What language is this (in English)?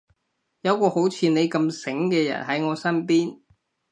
Cantonese